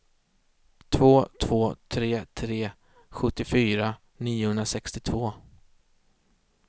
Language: Swedish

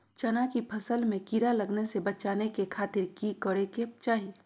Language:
Magahi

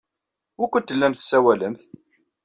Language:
Kabyle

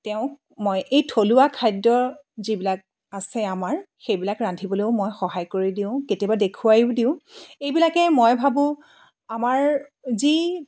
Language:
Assamese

